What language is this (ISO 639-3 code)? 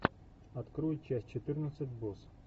rus